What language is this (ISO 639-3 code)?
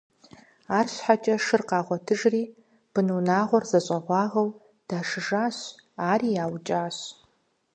kbd